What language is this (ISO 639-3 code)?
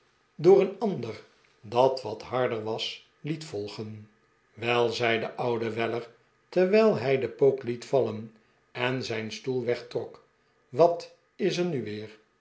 nld